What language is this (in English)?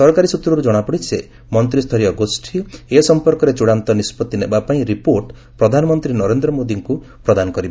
Odia